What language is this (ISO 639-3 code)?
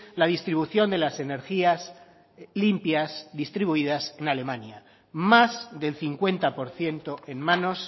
spa